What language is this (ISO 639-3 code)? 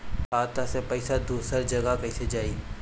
bho